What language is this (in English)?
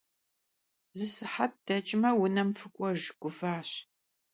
Kabardian